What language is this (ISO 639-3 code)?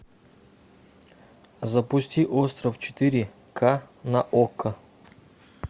rus